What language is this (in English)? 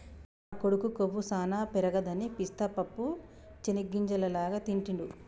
Telugu